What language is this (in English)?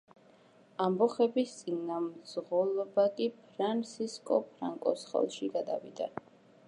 Georgian